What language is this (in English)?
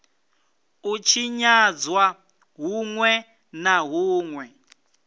Venda